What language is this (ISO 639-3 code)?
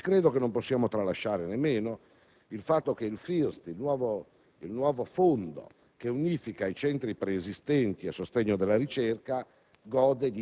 ita